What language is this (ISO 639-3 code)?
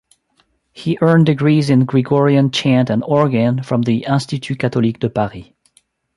eng